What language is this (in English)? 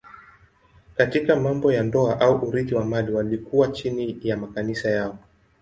Swahili